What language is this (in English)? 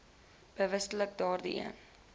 Afrikaans